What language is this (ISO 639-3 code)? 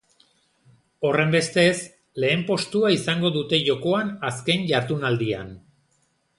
eus